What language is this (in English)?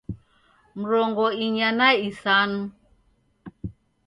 Taita